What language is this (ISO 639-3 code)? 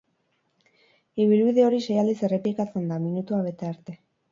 eus